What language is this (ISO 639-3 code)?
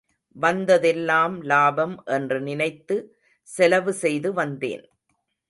tam